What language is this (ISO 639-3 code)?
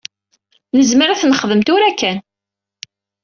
kab